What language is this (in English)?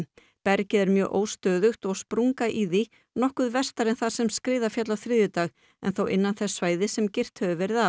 Icelandic